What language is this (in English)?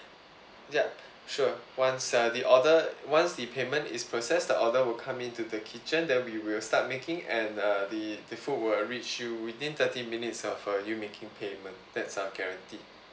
English